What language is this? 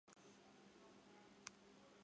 Chinese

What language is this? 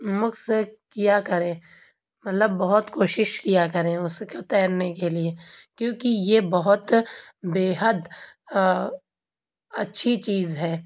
Urdu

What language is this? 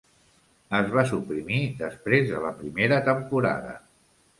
Catalan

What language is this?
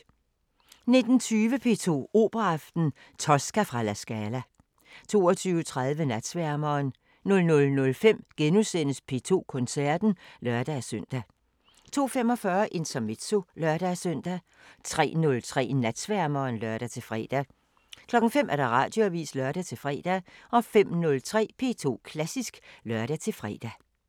Danish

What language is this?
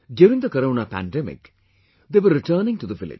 English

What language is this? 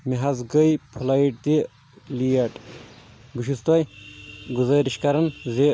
Kashmiri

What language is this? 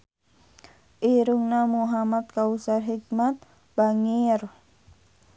Sundanese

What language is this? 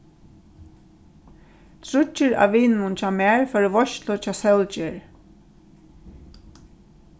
Faroese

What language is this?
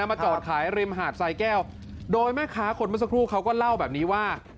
Thai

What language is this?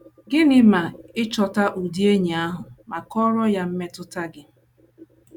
Igbo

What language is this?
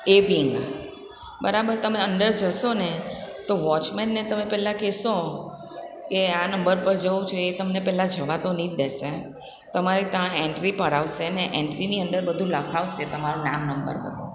Gujarati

